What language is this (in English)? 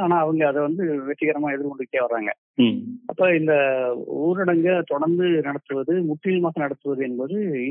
Tamil